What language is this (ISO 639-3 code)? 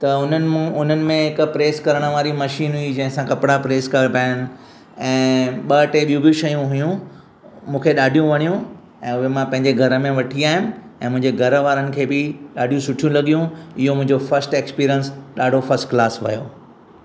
snd